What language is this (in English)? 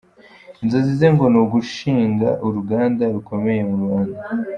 Kinyarwanda